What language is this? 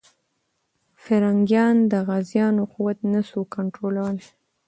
Pashto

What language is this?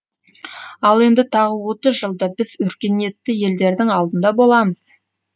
Kazakh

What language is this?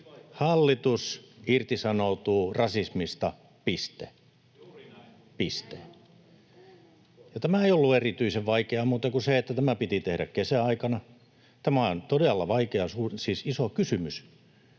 Finnish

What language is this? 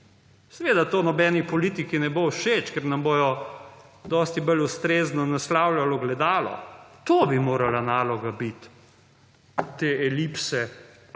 Slovenian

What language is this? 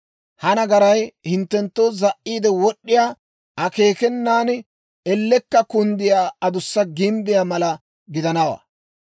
Dawro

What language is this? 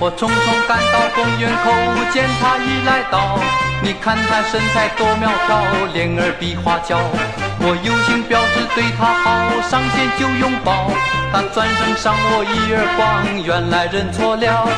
Chinese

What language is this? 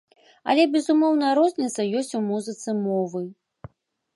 Belarusian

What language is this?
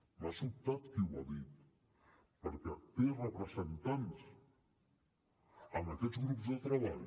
Catalan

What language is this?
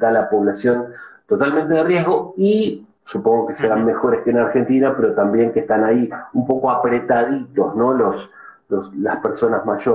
Spanish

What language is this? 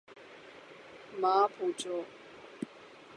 Urdu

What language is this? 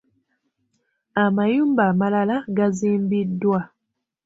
Ganda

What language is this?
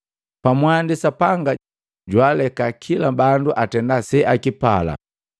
Matengo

